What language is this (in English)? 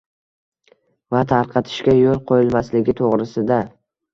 Uzbek